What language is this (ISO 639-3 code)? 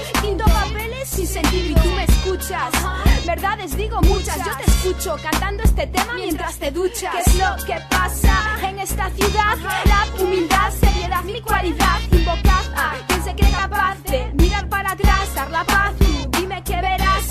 spa